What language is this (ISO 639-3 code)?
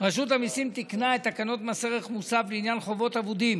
heb